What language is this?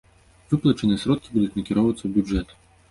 Belarusian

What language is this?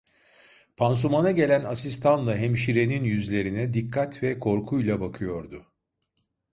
Turkish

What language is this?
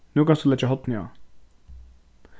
Faroese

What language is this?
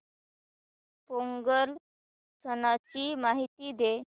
Marathi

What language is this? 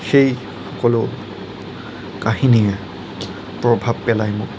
Assamese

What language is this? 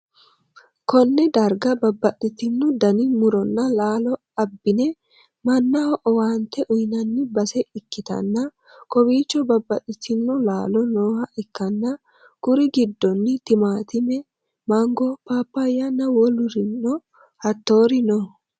Sidamo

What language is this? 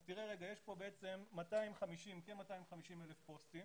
Hebrew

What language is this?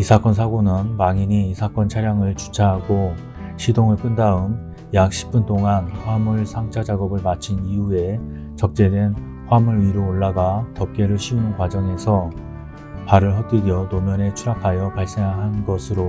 Korean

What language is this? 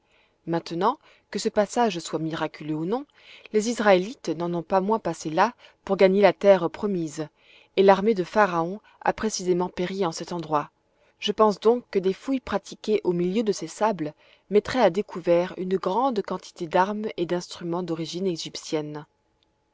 French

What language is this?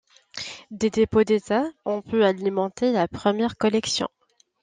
French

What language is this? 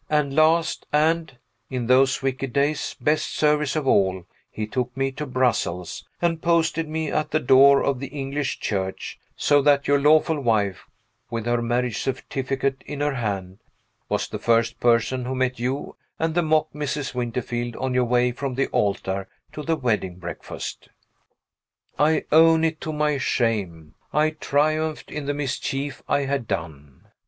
English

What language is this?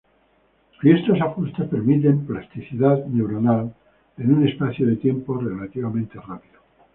Spanish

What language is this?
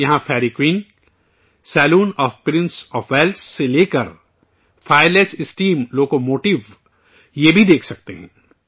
Urdu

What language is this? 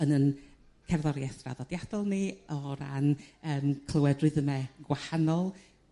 Welsh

